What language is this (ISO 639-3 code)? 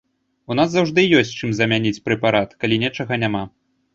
bel